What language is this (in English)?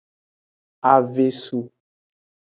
Aja (Benin)